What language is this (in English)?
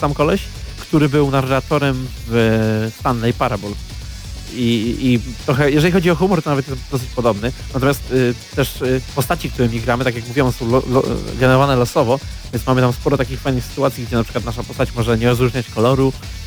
Polish